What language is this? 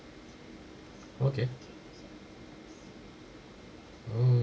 English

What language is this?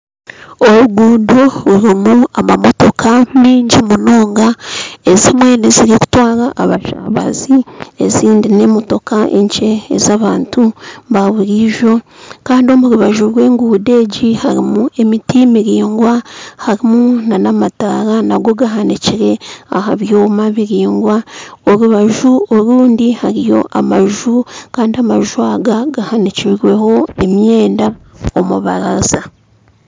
Nyankole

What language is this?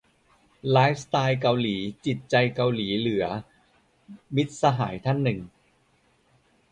Thai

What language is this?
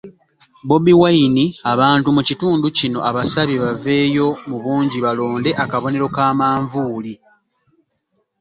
Ganda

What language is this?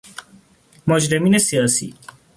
Persian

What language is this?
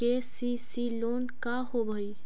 Magahi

